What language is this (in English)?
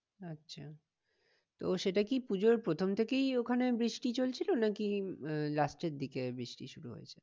Bangla